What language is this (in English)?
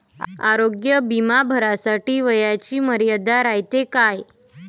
Marathi